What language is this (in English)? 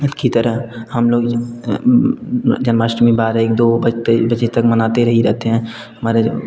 Hindi